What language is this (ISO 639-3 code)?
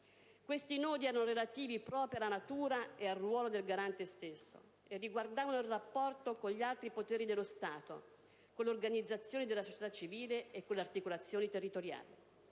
ita